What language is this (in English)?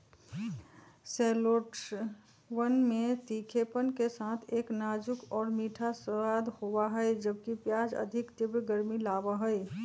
Magahi